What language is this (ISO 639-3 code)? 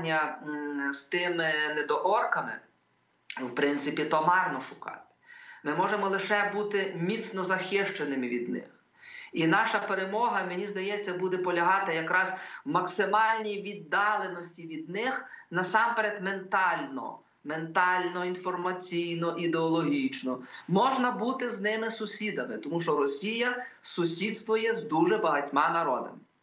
ukr